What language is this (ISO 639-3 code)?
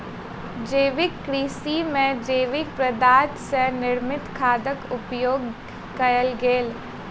mai